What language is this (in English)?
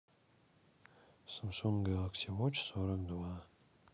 Russian